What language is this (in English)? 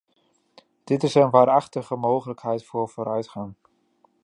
Dutch